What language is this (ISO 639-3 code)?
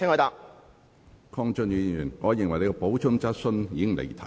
yue